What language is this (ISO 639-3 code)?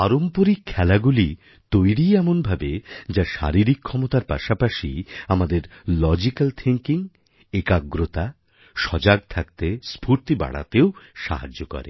ben